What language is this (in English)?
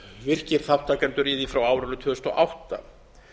Icelandic